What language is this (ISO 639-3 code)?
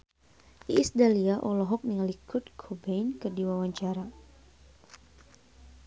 sun